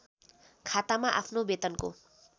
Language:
Nepali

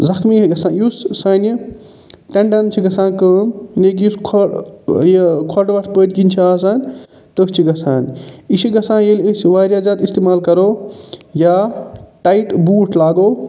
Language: Kashmiri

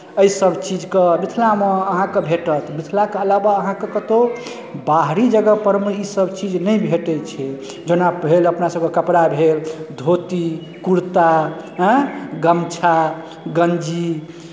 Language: Maithili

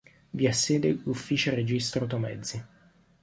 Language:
Italian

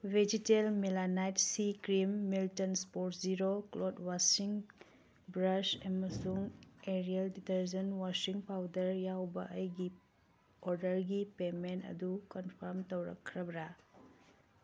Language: Manipuri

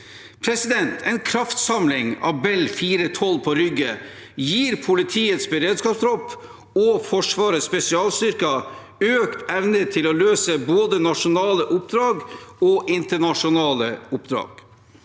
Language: Norwegian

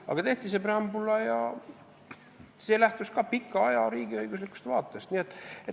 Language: Estonian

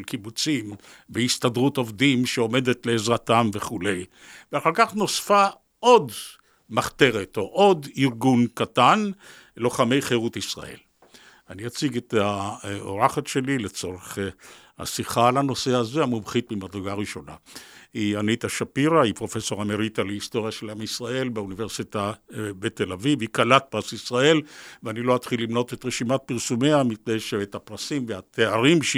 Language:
Hebrew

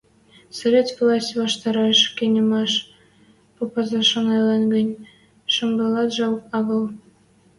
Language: Western Mari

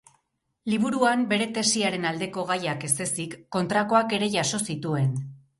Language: Basque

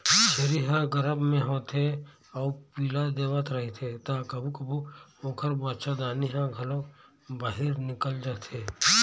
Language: Chhattisgarhi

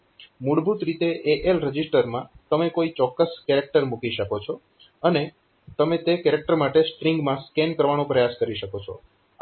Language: Gujarati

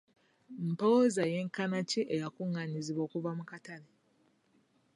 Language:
Ganda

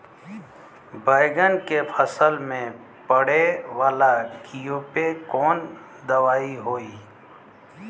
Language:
Bhojpuri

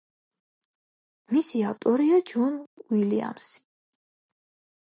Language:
Georgian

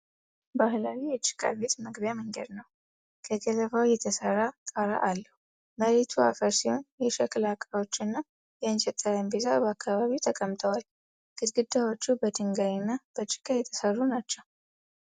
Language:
Amharic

